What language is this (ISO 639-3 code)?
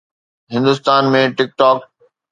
snd